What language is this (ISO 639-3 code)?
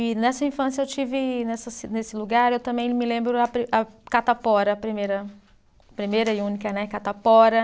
por